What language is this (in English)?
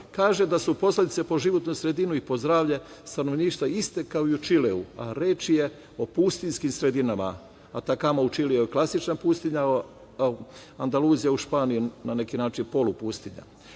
Serbian